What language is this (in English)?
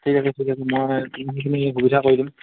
Assamese